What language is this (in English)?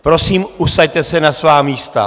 Czech